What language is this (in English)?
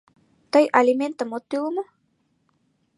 Mari